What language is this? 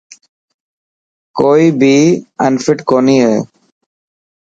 Dhatki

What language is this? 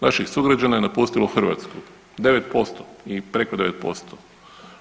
Croatian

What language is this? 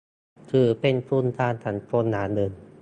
Thai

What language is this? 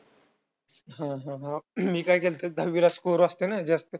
Marathi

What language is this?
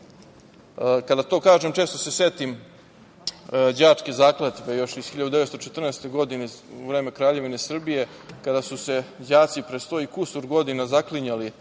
Serbian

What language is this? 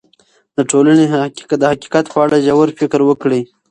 Pashto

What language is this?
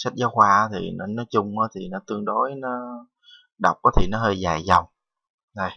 Vietnamese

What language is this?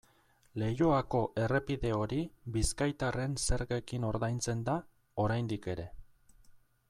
Basque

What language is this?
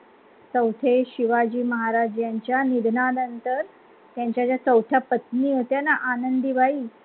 Marathi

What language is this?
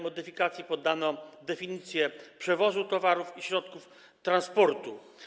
Polish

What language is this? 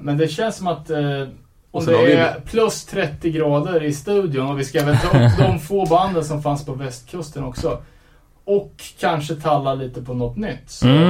Swedish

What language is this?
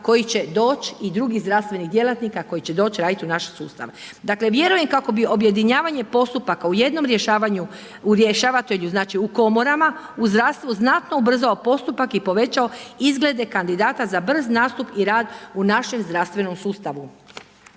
Croatian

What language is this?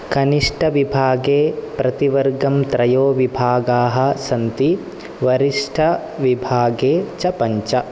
Sanskrit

